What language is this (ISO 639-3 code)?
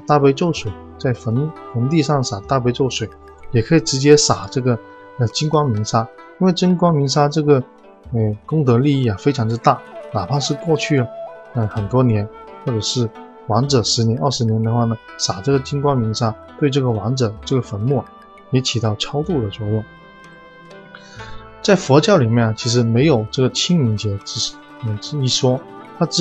zho